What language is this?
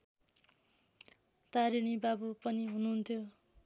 Nepali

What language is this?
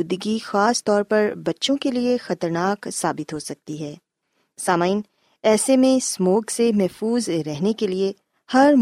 Urdu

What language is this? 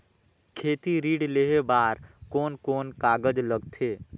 Chhattisgarhi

